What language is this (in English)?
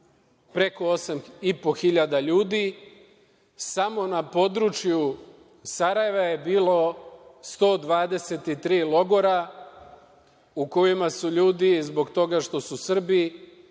Serbian